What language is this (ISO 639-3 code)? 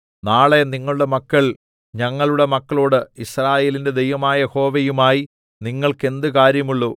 mal